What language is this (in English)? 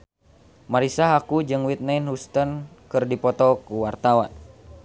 Sundanese